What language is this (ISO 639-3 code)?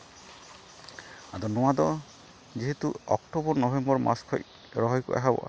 sat